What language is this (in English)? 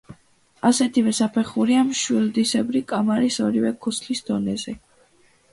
Georgian